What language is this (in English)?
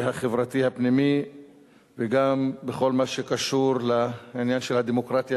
Hebrew